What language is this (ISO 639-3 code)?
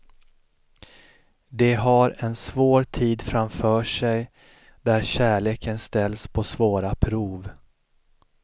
swe